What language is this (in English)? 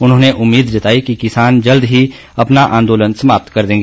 Hindi